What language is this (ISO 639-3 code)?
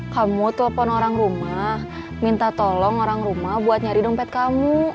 ind